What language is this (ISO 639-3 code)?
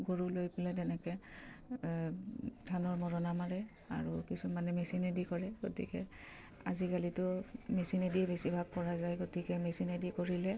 asm